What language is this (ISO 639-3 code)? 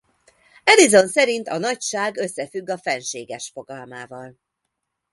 hun